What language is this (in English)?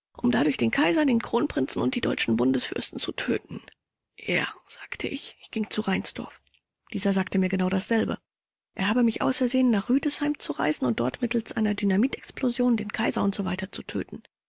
German